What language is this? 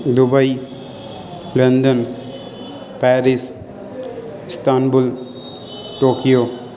Urdu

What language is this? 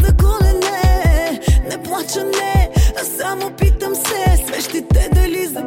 Bulgarian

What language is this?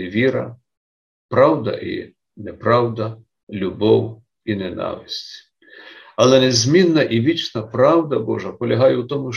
Ukrainian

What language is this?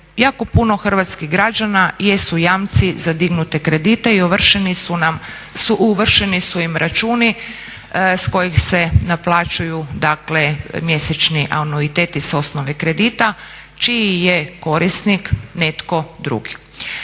Croatian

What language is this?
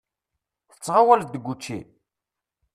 Kabyle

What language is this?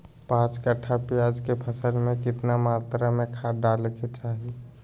Magahi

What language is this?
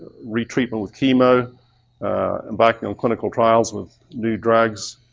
English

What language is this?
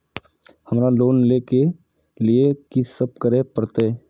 Maithili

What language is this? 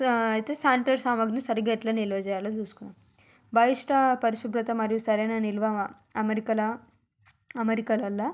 Telugu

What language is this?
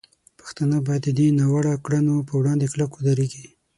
Pashto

